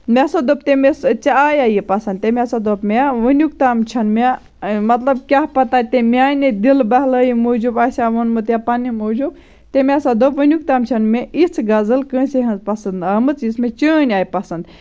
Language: Kashmiri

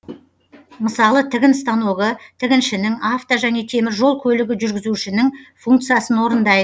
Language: Kazakh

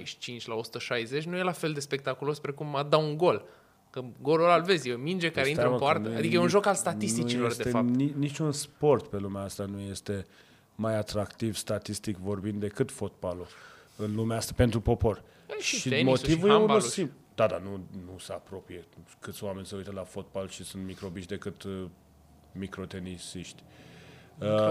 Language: Romanian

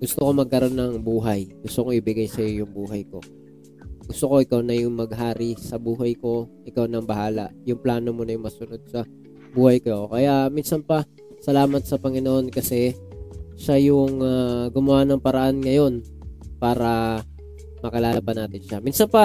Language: Filipino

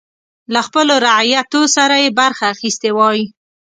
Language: Pashto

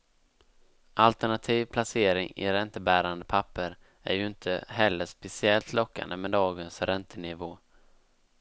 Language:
Swedish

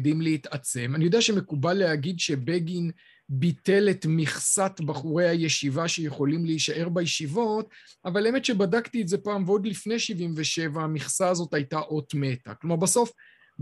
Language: Hebrew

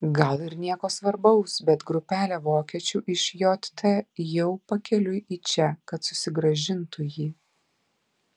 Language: Lithuanian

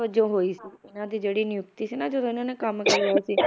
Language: Punjabi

